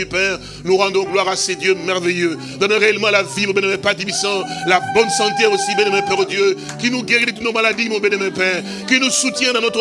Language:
French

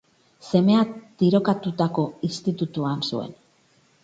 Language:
Basque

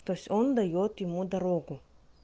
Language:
Russian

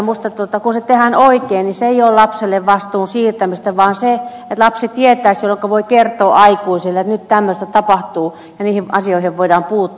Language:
Finnish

